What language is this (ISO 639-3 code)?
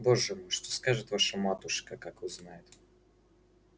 rus